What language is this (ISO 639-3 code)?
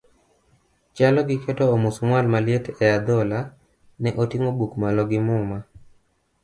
luo